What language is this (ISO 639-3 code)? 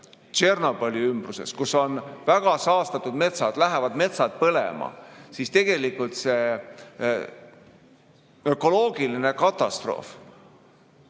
est